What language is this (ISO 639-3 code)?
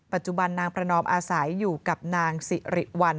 tha